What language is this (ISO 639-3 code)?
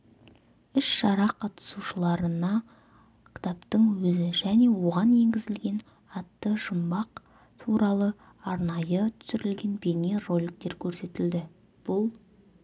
kaz